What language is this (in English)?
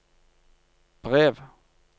Norwegian